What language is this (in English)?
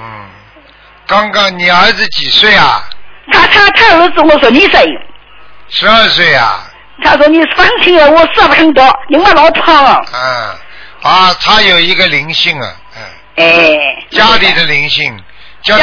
Chinese